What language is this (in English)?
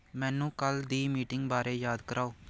Punjabi